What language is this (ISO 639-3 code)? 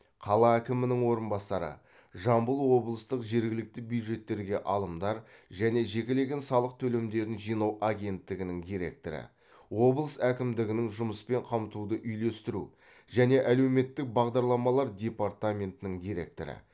kaz